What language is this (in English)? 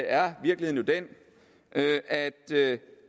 Danish